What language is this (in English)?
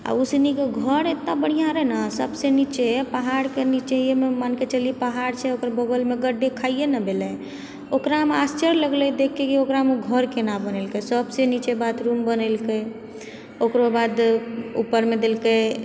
Maithili